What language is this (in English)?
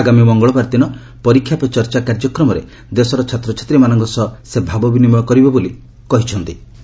Odia